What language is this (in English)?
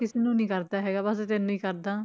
Punjabi